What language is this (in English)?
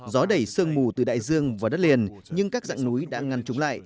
Vietnamese